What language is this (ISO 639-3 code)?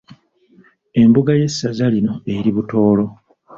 lug